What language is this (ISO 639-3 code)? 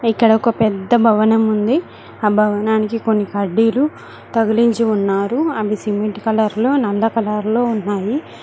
tel